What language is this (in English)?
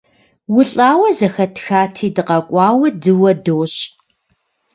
Kabardian